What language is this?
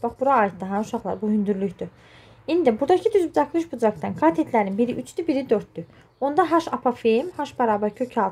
Turkish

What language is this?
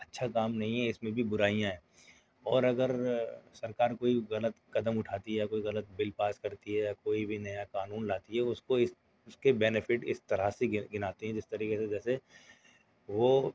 Urdu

